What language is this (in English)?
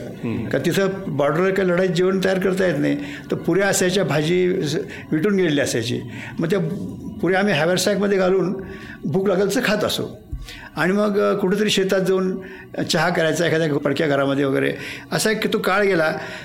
Marathi